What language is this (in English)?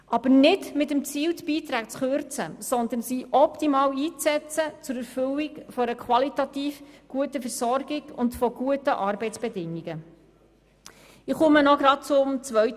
Swiss German